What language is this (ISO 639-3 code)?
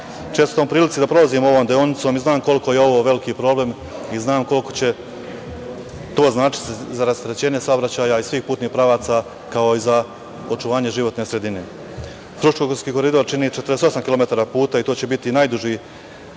srp